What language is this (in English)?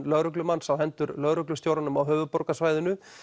Icelandic